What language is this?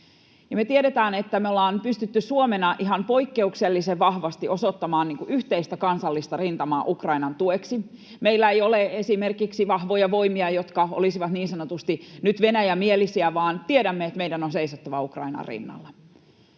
Finnish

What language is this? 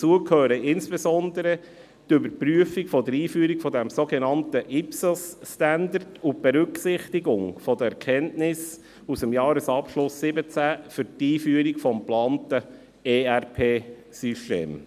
Swiss German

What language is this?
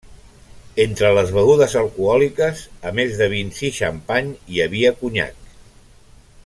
Catalan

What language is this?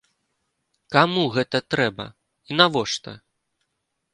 Belarusian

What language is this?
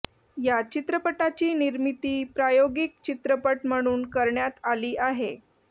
Marathi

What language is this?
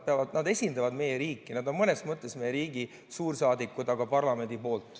Estonian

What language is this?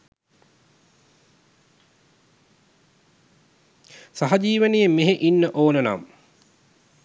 Sinhala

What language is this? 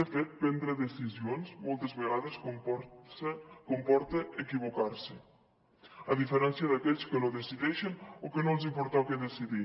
Catalan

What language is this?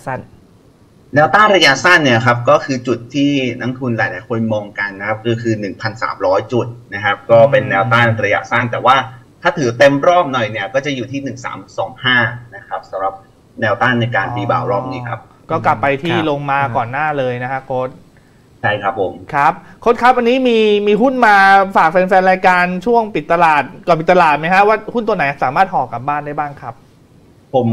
Thai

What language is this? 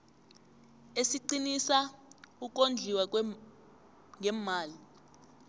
South Ndebele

